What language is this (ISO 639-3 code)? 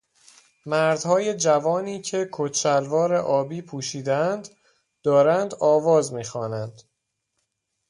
fas